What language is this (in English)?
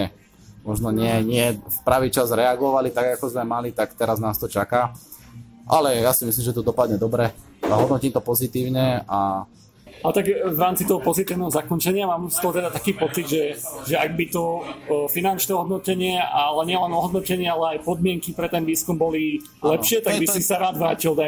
Slovak